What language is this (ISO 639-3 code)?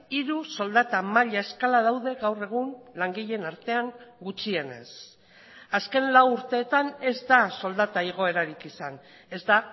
eus